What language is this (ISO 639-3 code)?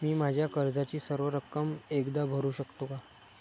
mar